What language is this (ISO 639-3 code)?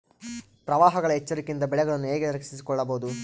kan